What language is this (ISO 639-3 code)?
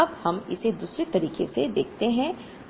hin